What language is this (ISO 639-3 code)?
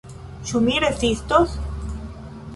epo